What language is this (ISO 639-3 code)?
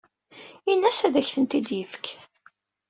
kab